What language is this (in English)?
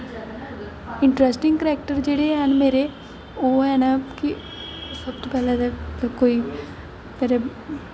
Dogri